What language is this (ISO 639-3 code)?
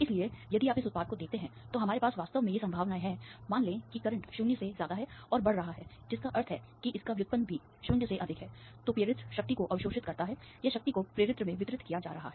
hin